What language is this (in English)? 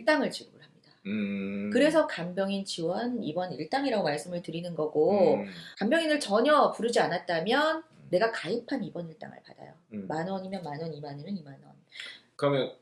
Korean